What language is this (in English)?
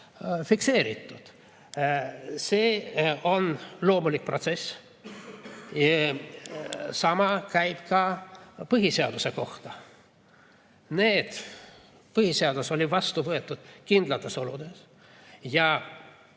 Estonian